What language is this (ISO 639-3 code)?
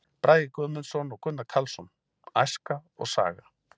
isl